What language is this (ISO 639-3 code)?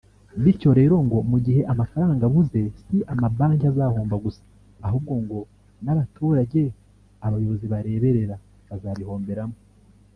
kin